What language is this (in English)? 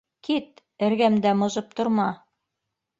Bashkir